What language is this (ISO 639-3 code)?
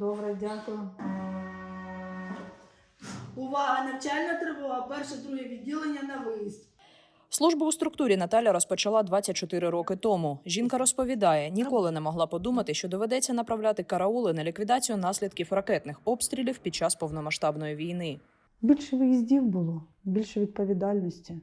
ukr